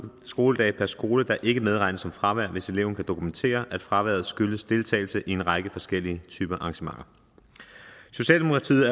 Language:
Danish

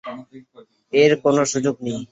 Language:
Bangla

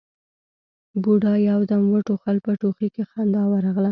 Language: Pashto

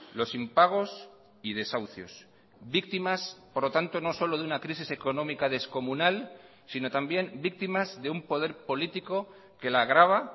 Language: Spanish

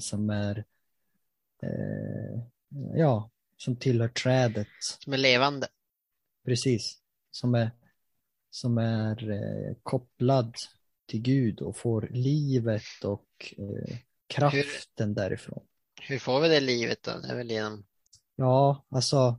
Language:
Swedish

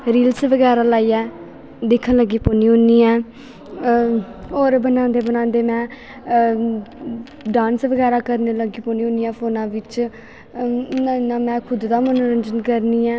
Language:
Dogri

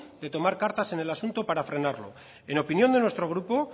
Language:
Spanish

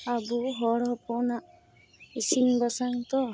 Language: Santali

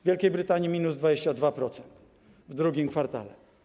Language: Polish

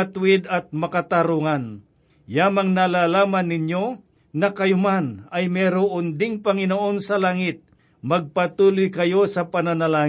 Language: Filipino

